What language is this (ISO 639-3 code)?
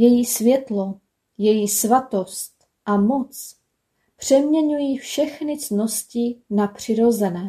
ces